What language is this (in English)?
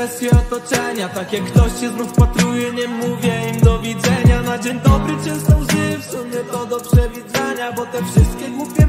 Polish